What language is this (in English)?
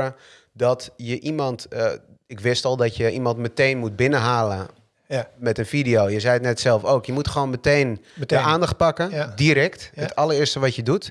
Dutch